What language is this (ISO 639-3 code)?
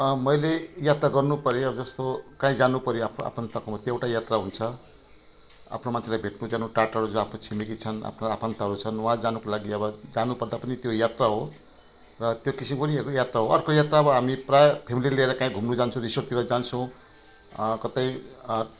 nep